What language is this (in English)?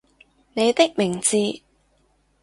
Cantonese